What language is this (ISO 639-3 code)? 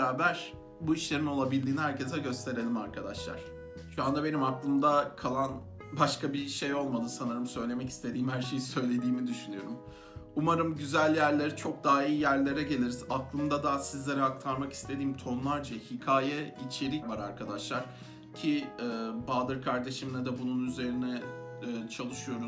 tur